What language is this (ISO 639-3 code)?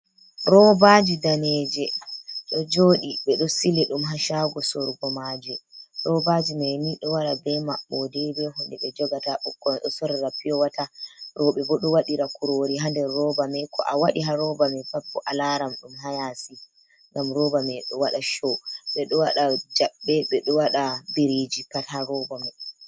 ful